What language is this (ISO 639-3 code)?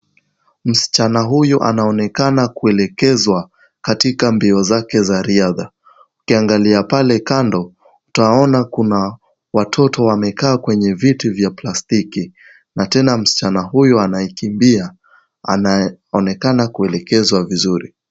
swa